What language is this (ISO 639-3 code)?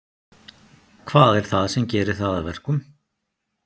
isl